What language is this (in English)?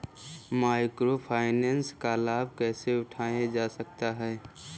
Hindi